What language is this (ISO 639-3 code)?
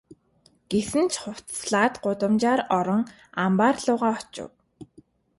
mon